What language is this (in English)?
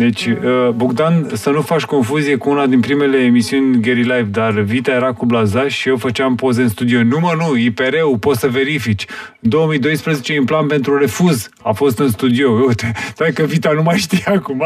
Romanian